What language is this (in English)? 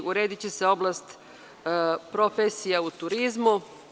Serbian